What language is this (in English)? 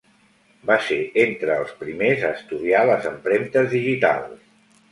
Catalan